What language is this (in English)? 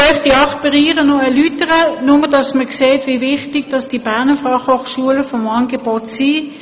Swiss German